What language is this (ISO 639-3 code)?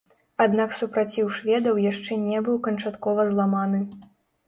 bel